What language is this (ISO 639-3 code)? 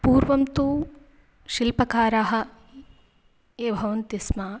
san